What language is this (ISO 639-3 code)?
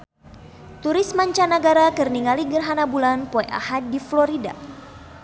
sun